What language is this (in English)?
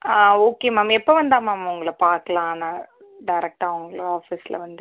Tamil